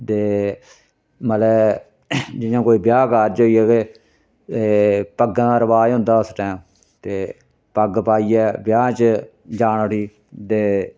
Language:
Dogri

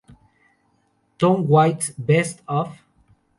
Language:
Spanish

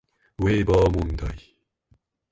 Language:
Japanese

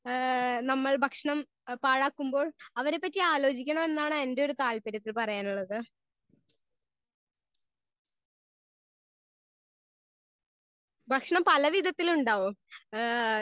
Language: Malayalam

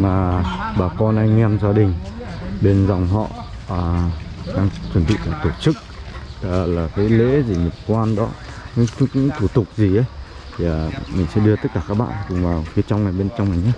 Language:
Vietnamese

